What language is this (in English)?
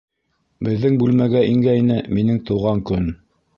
Bashkir